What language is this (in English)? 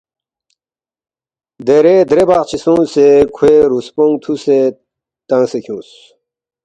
Balti